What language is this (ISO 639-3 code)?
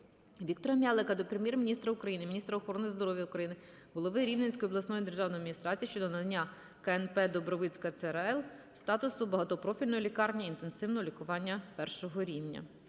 ukr